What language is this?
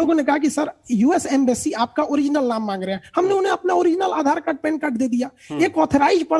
Hindi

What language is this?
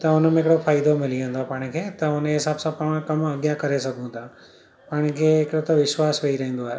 Sindhi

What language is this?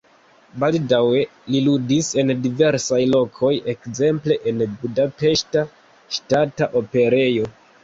Esperanto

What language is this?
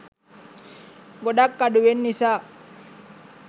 Sinhala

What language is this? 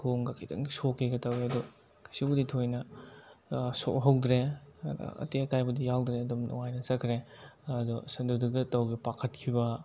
Manipuri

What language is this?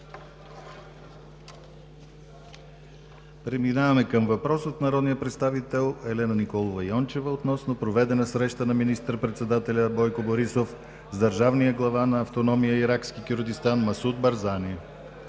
Bulgarian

